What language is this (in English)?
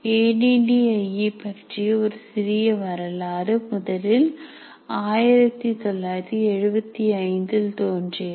Tamil